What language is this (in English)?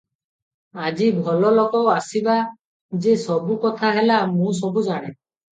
Odia